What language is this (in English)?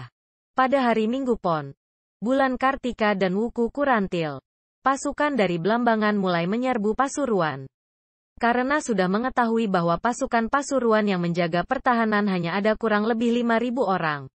Indonesian